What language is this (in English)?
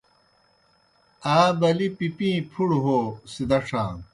Kohistani Shina